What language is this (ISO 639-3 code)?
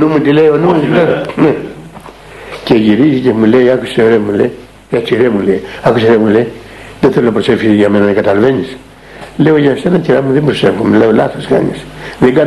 ell